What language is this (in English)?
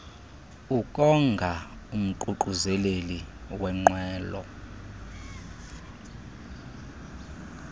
Xhosa